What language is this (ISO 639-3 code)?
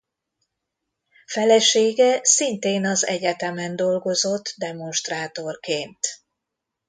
hun